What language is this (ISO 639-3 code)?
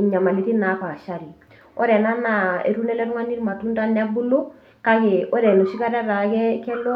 mas